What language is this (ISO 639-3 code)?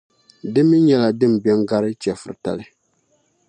dag